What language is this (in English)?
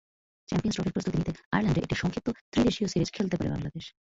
Bangla